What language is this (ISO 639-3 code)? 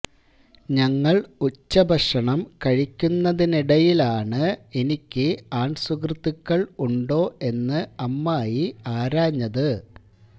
mal